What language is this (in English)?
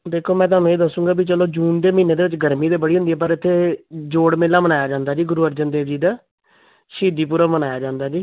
Punjabi